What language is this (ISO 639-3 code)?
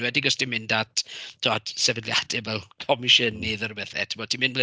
cym